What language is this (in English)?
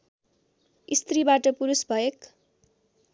Nepali